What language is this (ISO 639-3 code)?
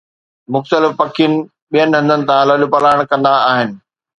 snd